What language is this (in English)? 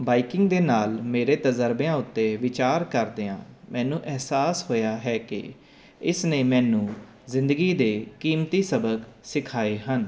Punjabi